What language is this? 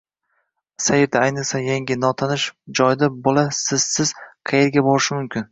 Uzbek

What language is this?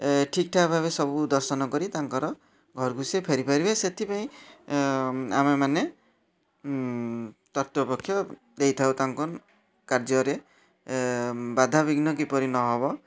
Odia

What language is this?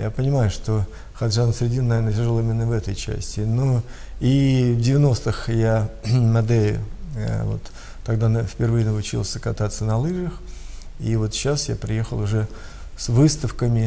Russian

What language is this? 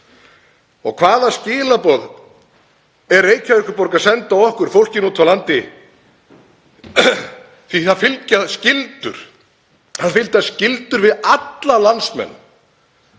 Icelandic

